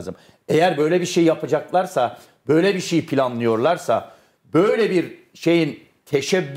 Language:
Turkish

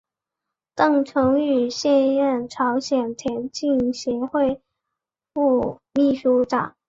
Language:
Chinese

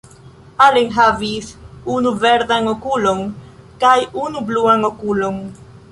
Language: Esperanto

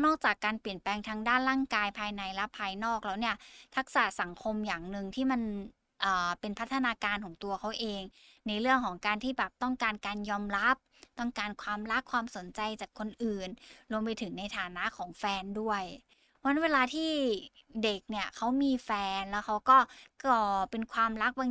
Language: Thai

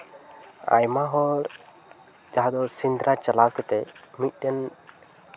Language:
Santali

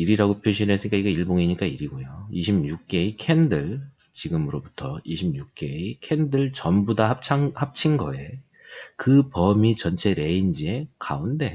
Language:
Korean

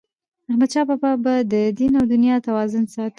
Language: Pashto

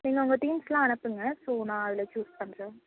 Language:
Tamil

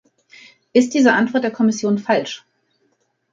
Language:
German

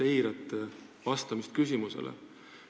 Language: Estonian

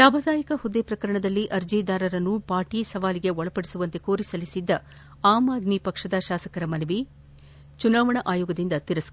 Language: Kannada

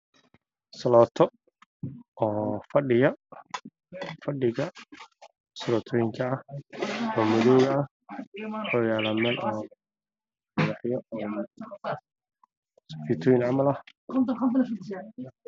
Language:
Somali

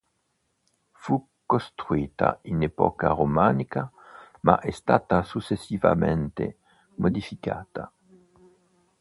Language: Italian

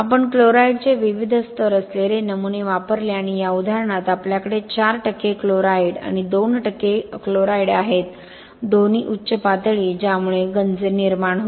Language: Marathi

